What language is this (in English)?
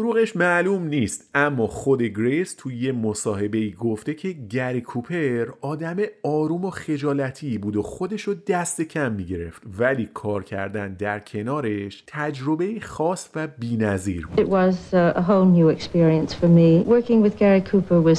Persian